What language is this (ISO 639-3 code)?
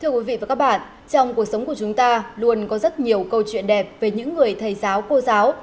vie